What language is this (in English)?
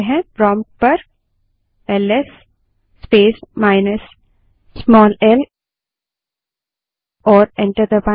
Hindi